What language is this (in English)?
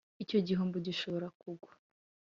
Kinyarwanda